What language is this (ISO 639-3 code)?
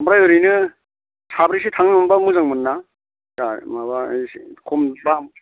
brx